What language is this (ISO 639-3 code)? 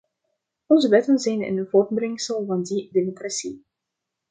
nld